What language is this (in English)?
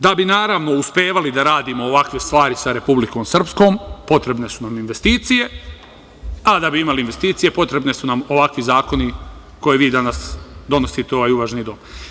Serbian